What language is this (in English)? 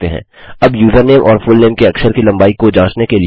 Hindi